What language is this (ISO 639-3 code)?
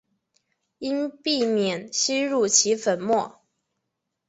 zho